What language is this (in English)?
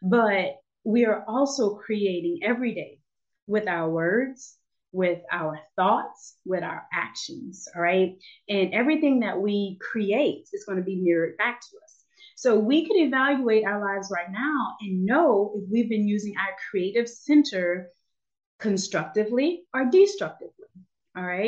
English